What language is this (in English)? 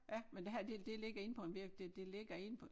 Danish